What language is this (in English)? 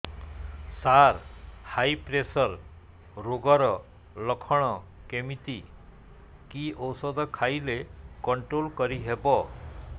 Odia